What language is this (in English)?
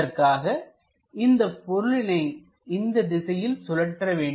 Tamil